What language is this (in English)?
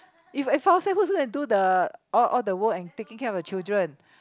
English